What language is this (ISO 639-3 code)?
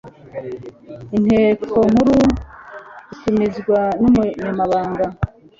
kin